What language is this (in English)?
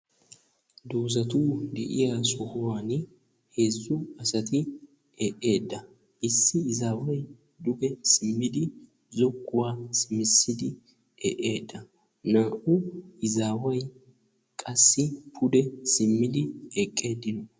Wolaytta